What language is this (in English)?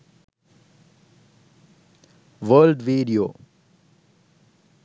Sinhala